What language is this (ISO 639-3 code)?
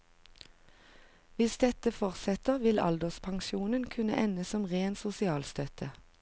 nor